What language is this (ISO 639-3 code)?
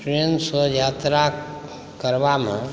mai